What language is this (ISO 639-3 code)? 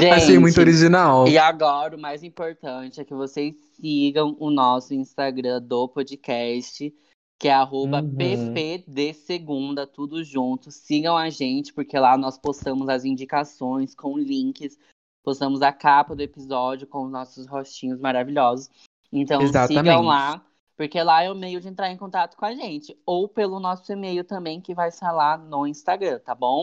por